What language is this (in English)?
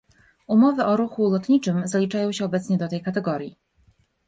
Polish